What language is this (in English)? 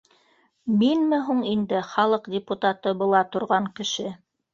Bashkir